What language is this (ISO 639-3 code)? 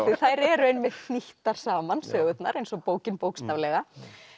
isl